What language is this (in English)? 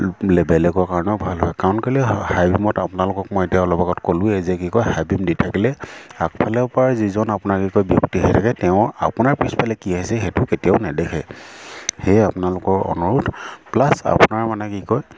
Assamese